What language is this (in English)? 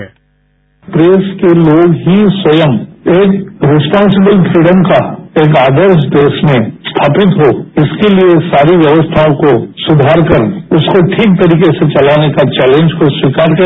Hindi